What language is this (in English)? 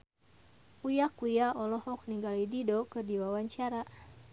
Sundanese